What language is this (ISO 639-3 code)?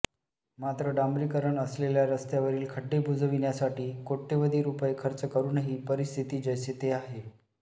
mar